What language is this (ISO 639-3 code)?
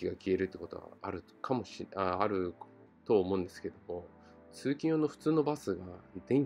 jpn